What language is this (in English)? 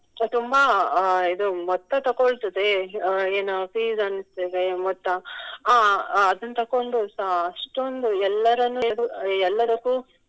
Kannada